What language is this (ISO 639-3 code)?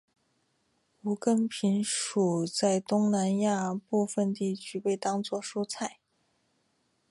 zho